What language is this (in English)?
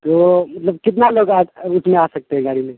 Urdu